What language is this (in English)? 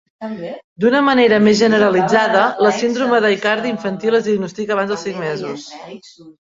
Catalan